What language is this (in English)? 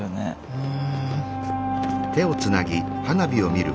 Japanese